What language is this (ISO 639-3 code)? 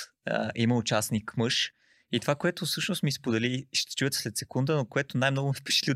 bul